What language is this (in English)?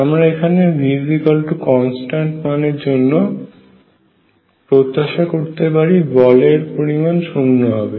Bangla